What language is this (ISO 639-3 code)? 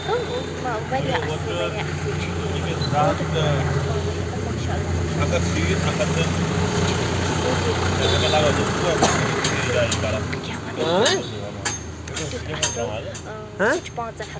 kas